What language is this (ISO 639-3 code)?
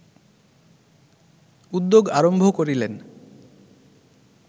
ben